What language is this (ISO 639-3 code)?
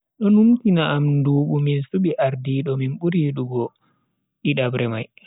fui